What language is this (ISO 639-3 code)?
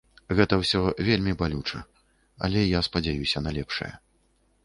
bel